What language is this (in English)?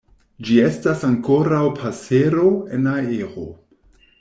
Esperanto